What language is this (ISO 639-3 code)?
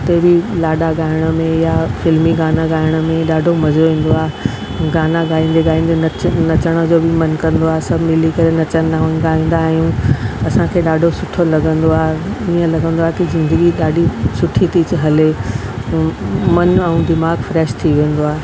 snd